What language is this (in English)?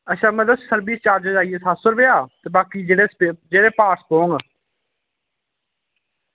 Dogri